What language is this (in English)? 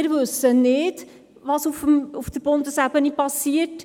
Swiss German